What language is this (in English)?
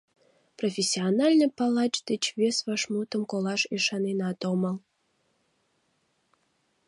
Mari